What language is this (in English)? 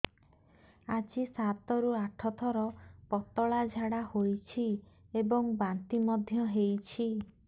Odia